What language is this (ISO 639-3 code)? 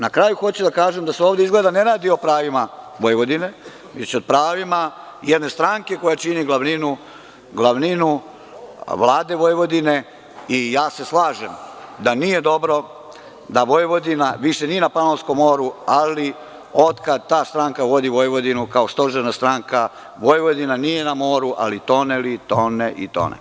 srp